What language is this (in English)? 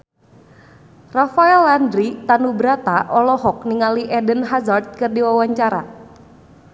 Sundanese